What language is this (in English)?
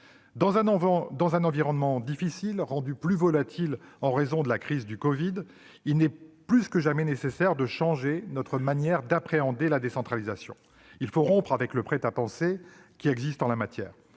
French